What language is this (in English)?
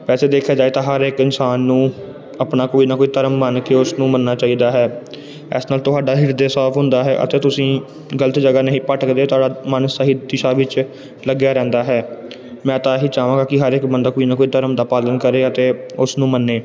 Punjabi